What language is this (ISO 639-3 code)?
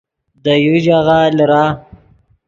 ydg